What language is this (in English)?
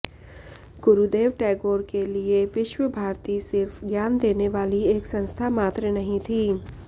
Hindi